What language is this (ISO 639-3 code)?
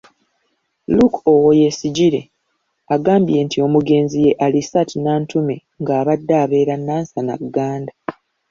lug